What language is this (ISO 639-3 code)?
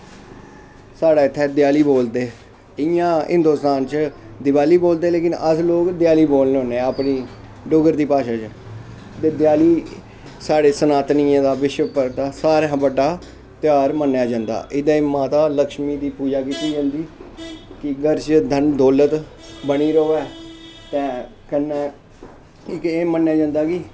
doi